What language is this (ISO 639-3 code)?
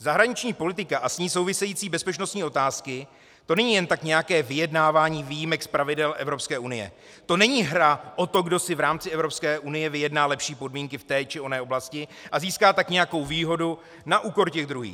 ces